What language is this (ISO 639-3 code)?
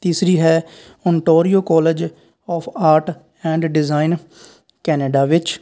pan